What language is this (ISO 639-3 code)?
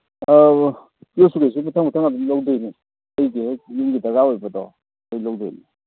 mni